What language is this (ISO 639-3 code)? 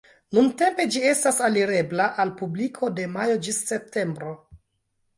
epo